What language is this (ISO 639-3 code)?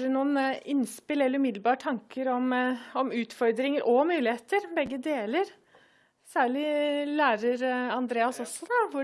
nor